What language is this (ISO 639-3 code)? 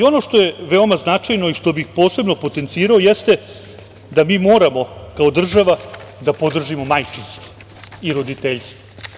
srp